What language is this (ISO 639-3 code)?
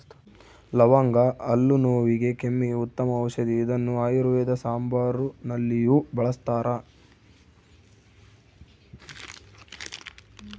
kan